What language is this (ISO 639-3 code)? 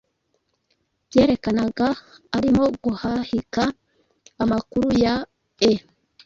kin